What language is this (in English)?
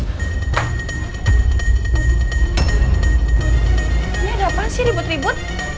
Indonesian